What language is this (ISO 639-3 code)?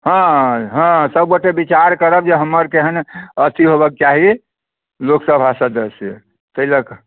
mai